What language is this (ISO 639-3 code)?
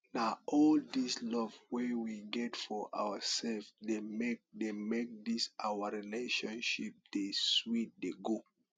pcm